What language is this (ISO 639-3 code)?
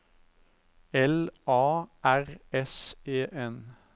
nor